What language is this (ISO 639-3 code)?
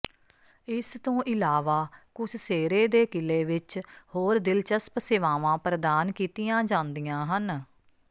pan